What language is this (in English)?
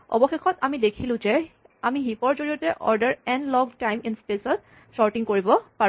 Assamese